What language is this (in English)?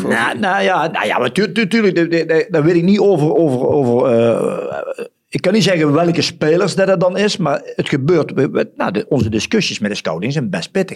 Dutch